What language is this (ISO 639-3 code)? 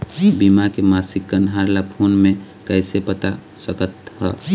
hne